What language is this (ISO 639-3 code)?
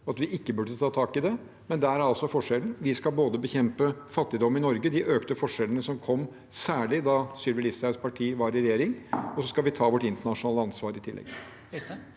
nor